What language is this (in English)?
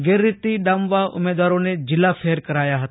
Gujarati